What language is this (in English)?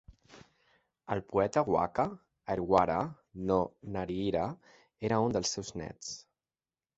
Catalan